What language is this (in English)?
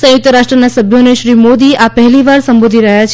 Gujarati